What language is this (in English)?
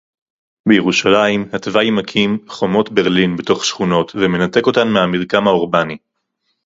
Hebrew